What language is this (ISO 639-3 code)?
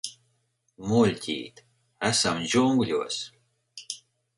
lav